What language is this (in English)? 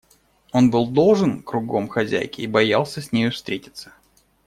Russian